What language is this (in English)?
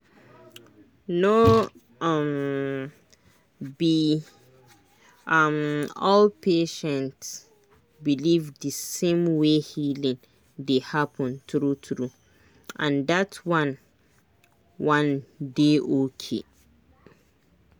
Nigerian Pidgin